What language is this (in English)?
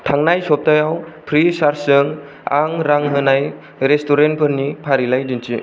Bodo